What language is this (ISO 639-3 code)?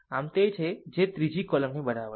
guj